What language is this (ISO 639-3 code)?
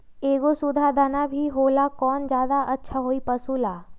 mag